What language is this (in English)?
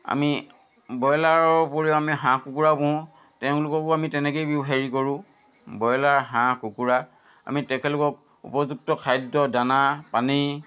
Assamese